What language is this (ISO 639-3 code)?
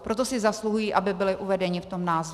ces